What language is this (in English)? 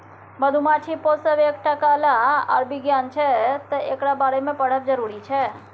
Maithili